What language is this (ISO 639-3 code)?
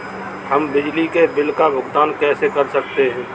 hin